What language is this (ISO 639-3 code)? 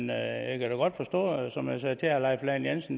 dan